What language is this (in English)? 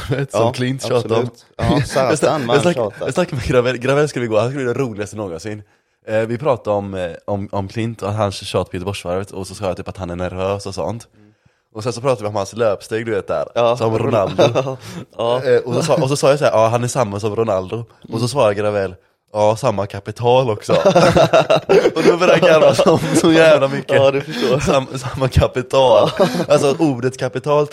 Swedish